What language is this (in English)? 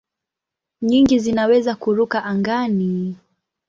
Swahili